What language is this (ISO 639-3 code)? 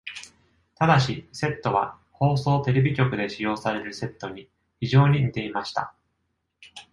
jpn